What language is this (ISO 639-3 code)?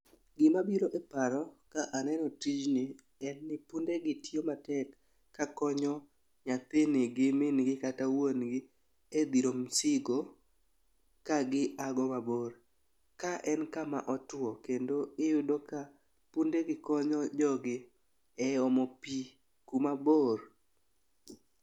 luo